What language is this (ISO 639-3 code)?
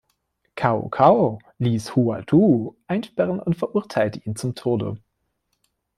deu